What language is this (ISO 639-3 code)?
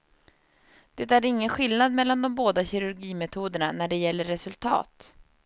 swe